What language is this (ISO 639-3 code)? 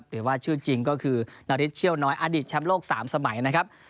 tha